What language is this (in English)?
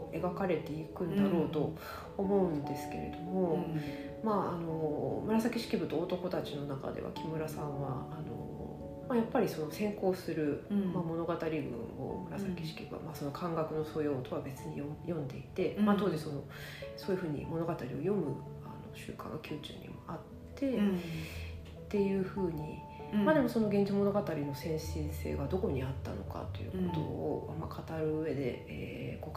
Japanese